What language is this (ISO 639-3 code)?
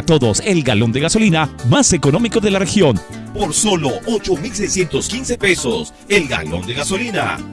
spa